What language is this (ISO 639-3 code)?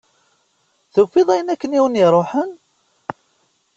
kab